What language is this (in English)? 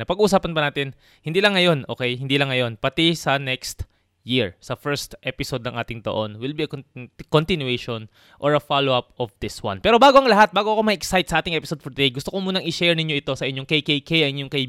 Filipino